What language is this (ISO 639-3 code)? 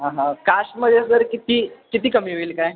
mar